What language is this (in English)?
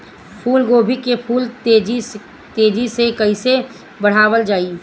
Bhojpuri